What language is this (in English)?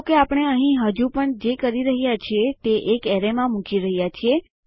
Gujarati